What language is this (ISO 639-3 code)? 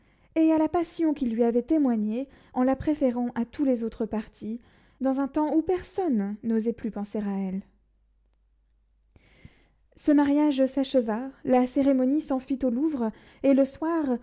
fra